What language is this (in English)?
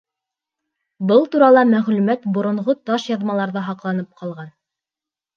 Bashkir